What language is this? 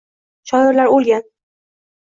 Uzbek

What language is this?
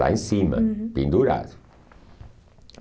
Portuguese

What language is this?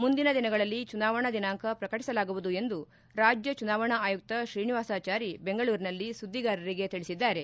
Kannada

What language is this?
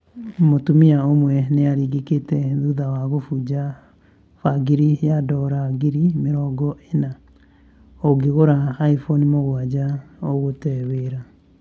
Kikuyu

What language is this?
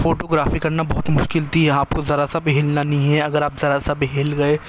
Urdu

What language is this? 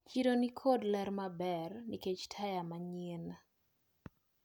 Luo (Kenya and Tanzania)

